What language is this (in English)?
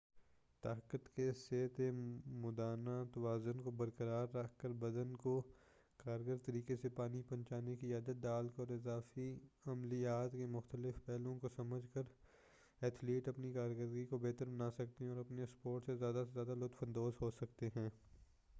Urdu